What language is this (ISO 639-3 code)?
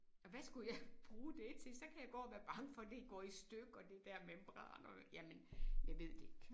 dan